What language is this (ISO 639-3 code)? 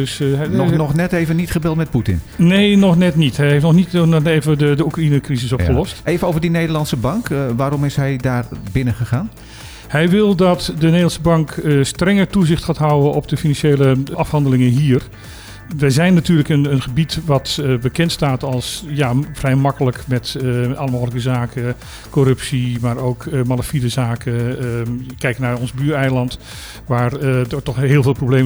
nld